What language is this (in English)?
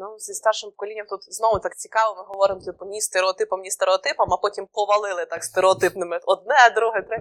Ukrainian